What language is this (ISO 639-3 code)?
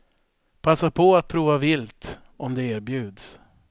swe